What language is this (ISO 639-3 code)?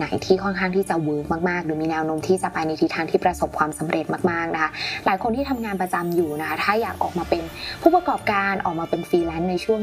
tha